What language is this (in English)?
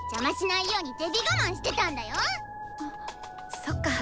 Japanese